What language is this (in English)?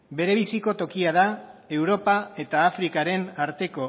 Basque